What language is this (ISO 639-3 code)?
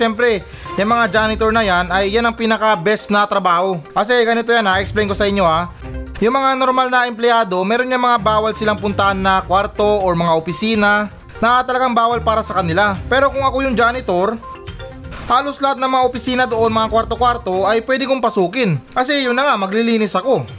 fil